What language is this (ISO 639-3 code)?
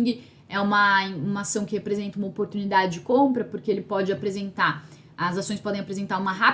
por